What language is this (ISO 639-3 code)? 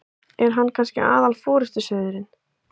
isl